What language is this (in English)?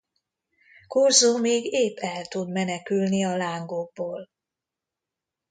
Hungarian